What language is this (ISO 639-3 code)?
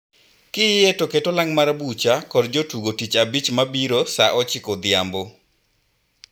luo